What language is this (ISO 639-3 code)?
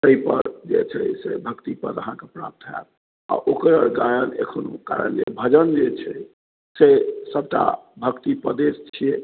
mai